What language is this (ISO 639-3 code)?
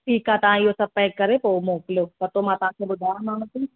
snd